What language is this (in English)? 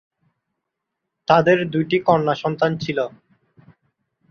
Bangla